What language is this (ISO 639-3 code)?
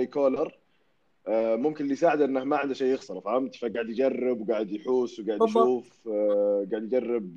ara